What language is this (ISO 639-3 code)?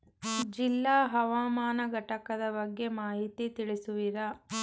kan